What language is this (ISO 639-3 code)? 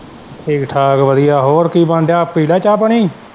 pan